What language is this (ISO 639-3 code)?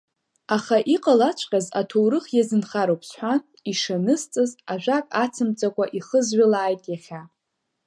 abk